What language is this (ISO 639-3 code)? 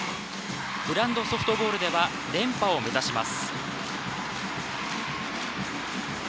jpn